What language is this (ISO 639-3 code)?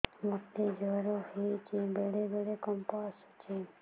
ori